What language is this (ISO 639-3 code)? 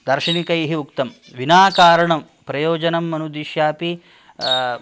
san